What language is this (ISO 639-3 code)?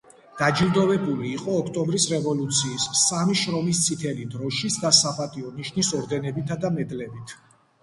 kat